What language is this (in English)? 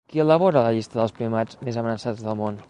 Catalan